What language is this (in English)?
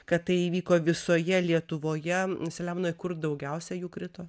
Lithuanian